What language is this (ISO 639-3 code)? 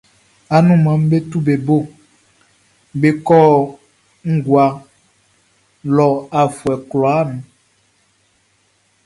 bci